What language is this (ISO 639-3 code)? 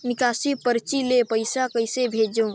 hne